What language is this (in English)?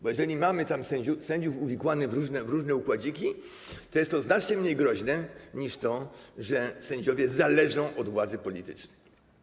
Polish